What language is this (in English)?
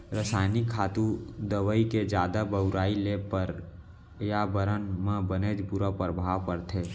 Chhattisgarhi